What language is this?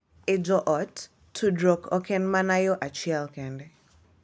Luo (Kenya and Tanzania)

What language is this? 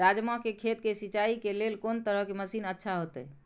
Maithili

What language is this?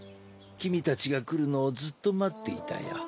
Japanese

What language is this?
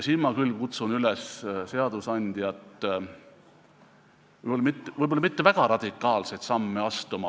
Estonian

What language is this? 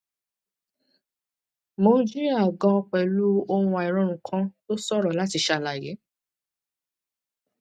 Yoruba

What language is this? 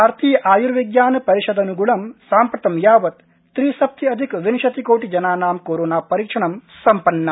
Sanskrit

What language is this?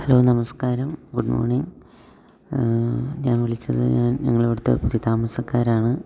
Malayalam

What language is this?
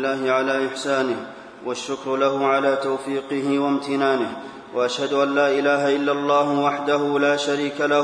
Arabic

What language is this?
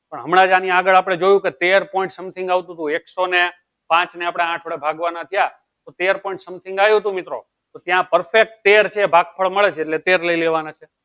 Gujarati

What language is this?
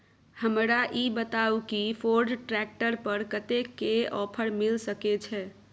Maithili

